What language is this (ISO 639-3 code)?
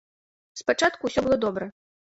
bel